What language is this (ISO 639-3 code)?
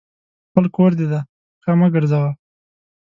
pus